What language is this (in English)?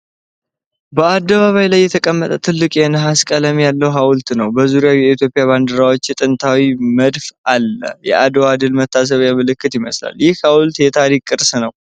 Amharic